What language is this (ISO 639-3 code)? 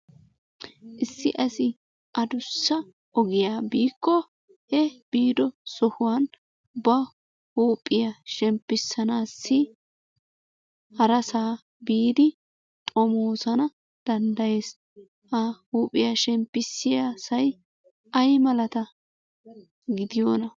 wal